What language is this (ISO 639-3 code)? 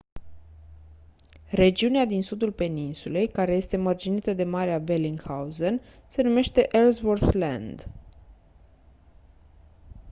ron